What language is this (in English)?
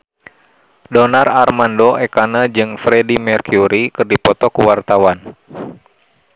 Sundanese